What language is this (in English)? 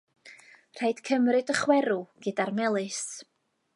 Welsh